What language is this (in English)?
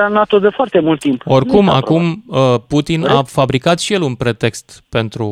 Romanian